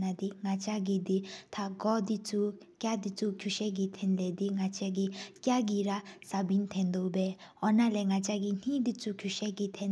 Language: Sikkimese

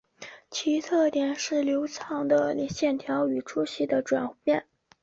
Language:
Chinese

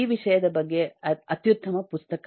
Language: Kannada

